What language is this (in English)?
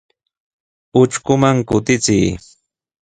Sihuas Ancash Quechua